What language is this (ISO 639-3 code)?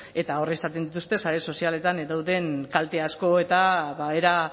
eus